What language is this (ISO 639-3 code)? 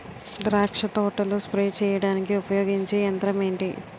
tel